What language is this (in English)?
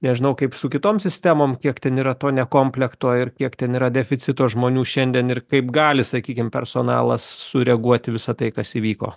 Lithuanian